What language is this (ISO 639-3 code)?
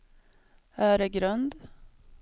swe